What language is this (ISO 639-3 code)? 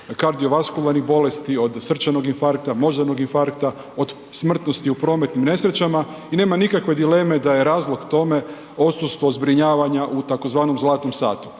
hrv